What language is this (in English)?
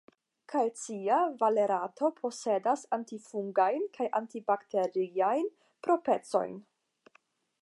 Esperanto